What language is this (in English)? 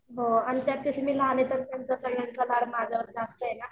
Marathi